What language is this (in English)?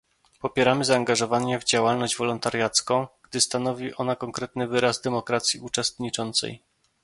Polish